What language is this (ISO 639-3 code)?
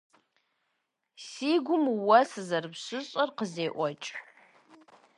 kbd